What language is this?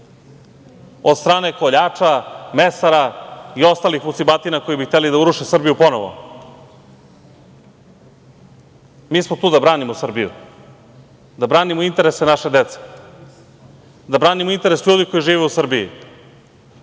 Serbian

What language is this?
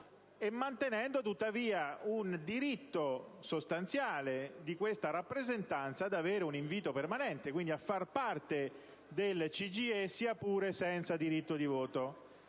Italian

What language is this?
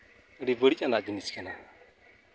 Santali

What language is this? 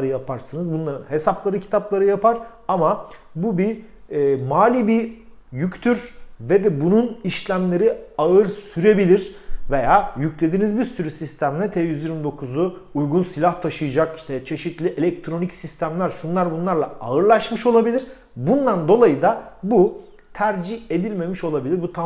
Turkish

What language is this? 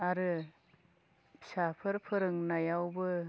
Bodo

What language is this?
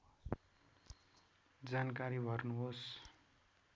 Nepali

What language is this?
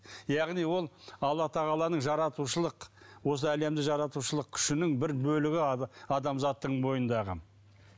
Kazakh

